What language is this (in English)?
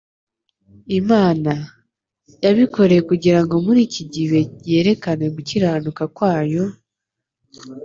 Kinyarwanda